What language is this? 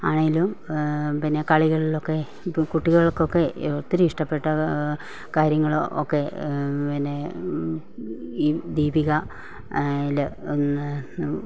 Malayalam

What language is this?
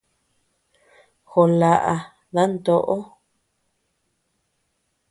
Tepeuxila Cuicatec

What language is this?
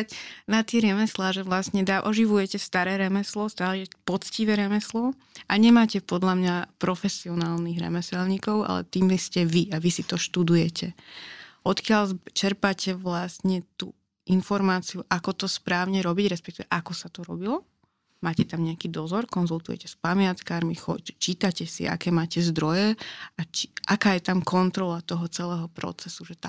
Slovak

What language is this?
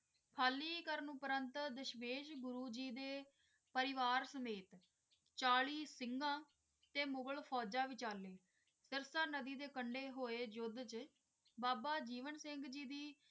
Punjabi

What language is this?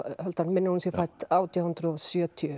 Icelandic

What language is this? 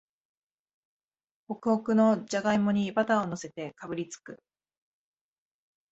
Japanese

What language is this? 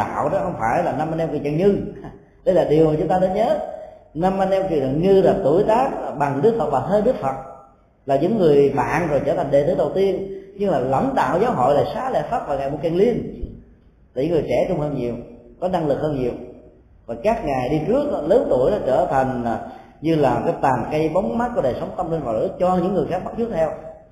Vietnamese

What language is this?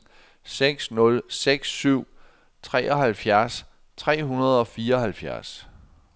Danish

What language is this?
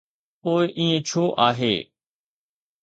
Sindhi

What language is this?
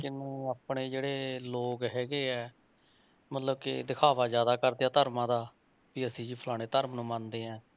Punjabi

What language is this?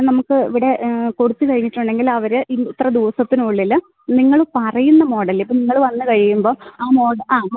Malayalam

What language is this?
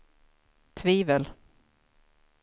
Swedish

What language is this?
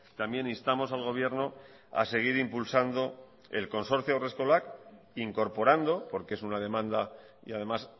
Spanish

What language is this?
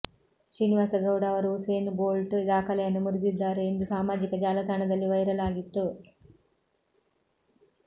Kannada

